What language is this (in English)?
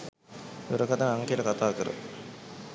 Sinhala